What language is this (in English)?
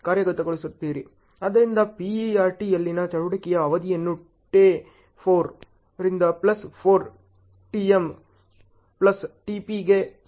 Kannada